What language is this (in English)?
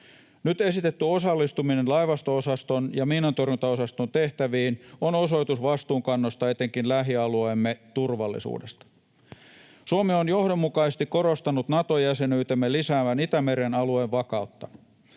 Finnish